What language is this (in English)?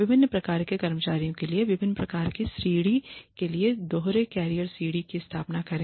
Hindi